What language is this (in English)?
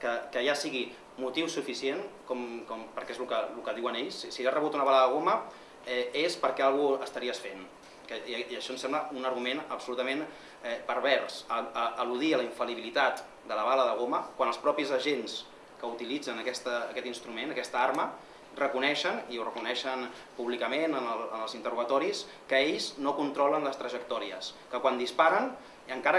Spanish